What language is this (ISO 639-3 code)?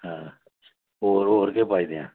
doi